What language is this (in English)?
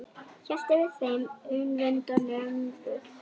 Icelandic